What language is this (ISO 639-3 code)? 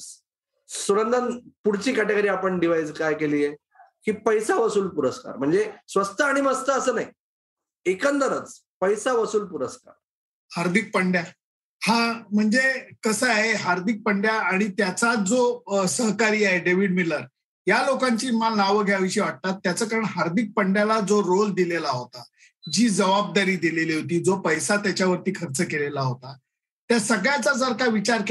mar